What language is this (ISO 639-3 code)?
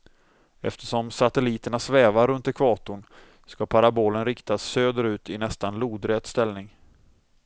swe